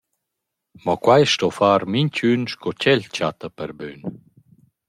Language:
Romansh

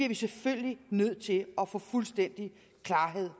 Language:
Danish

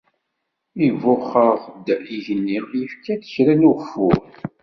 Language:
Kabyle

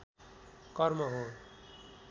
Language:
Nepali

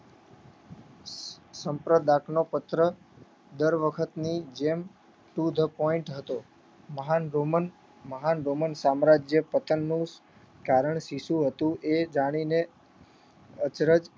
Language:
Gujarati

